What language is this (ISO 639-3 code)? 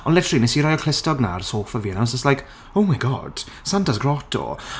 cym